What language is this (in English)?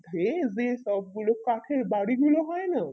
Bangla